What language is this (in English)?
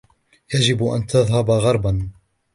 Arabic